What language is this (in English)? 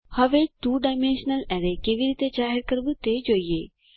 Gujarati